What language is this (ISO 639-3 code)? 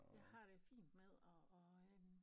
dan